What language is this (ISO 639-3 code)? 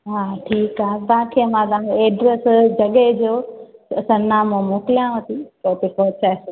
snd